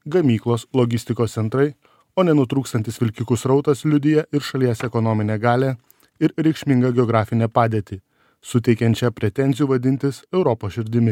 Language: Lithuanian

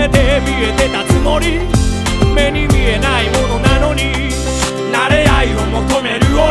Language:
Chinese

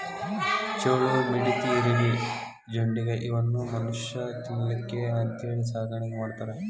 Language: Kannada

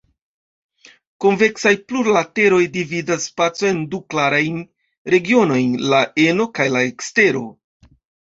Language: Esperanto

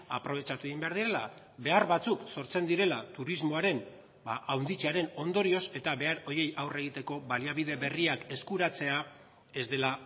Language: Basque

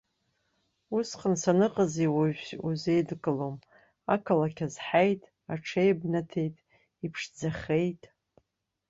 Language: Abkhazian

